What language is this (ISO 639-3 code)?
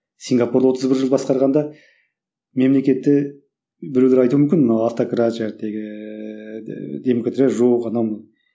kaz